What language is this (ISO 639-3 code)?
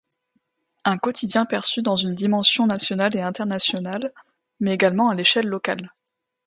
fra